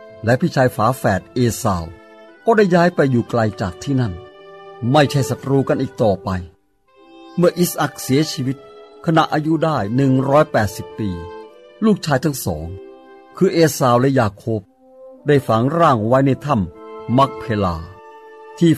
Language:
Thai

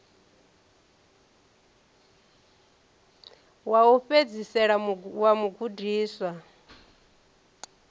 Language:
Venda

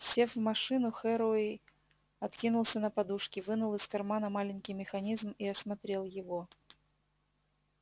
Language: Russian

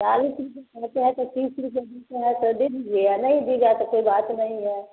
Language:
Hindi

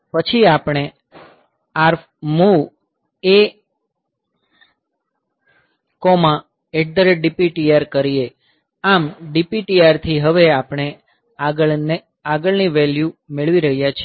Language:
Gujarati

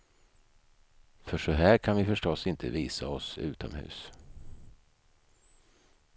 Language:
Swedish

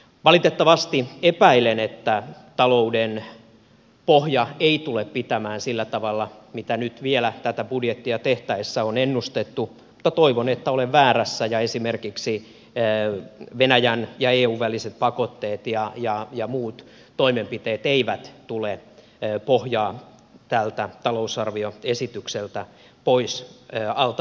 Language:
Finnish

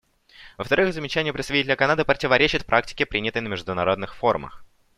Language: Russian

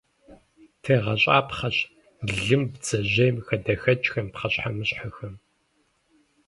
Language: Kabardian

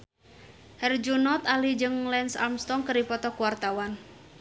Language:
Sundanese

